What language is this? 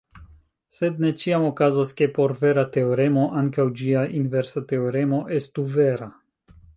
Esperanto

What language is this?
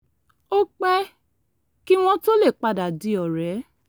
Yoruba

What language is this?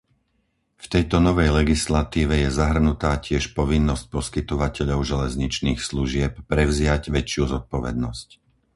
Slovak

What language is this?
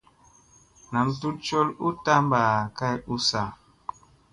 Musey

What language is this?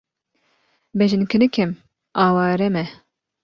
Kurdish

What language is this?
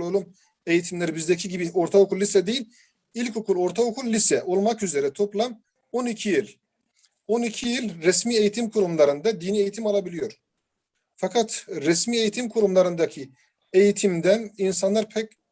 Turkish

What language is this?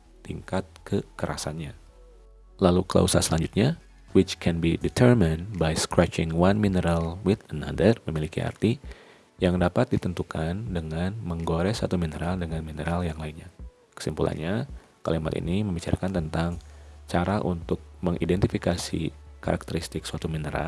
Indonesian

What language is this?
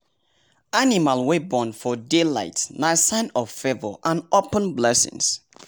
Nigerian Pidgin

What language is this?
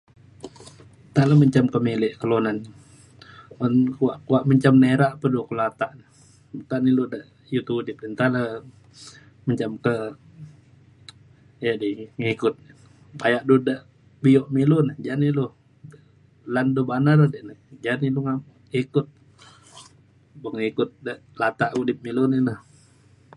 Mainstream Kenyah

